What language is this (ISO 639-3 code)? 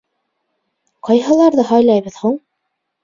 bak